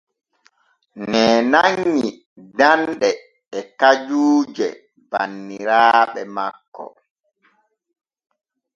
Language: Borgu Fulfulde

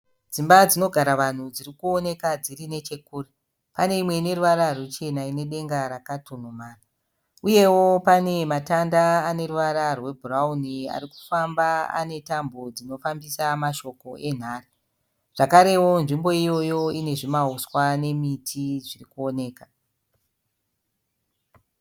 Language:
Shona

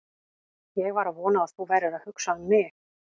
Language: Icelandic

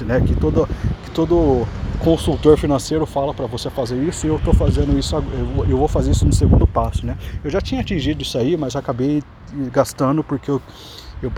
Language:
Portuguese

